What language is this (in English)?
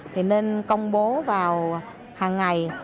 Vietnamese